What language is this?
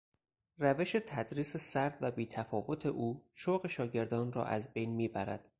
Persian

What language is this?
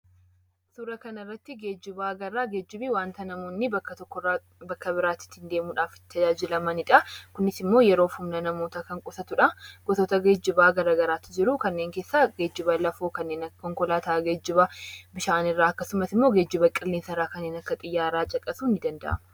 Oromo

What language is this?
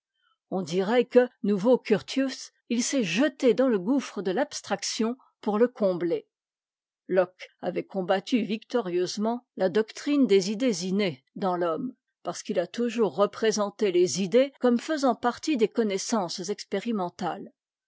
French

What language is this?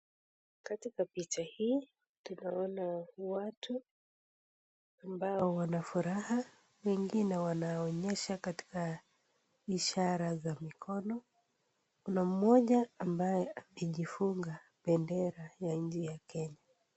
Swahili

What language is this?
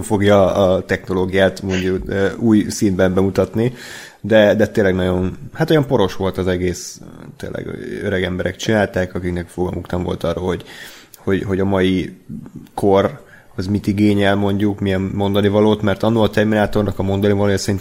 Hungarian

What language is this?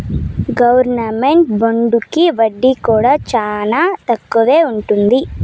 Telugu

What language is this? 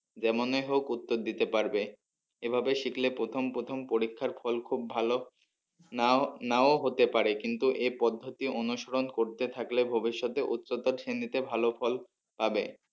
Bangla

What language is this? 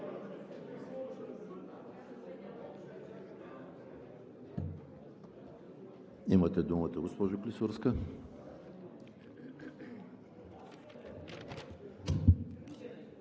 Bulgarian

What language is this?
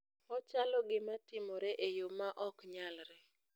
Luo (Kenya and Tanzania)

